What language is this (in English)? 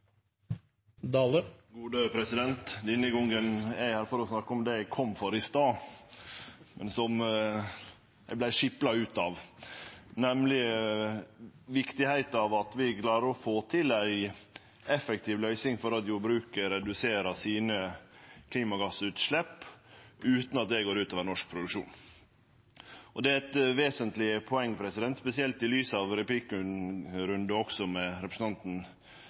Norwegian Nynorsk